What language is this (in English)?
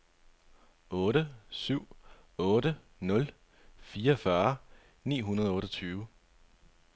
Danish